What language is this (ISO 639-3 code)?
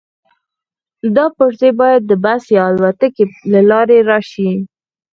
pus